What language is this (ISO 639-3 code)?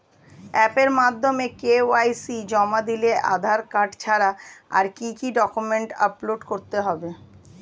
ben